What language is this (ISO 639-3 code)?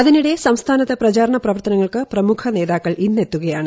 mal